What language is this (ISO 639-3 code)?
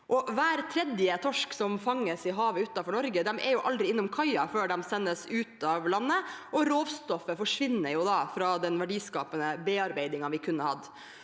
nor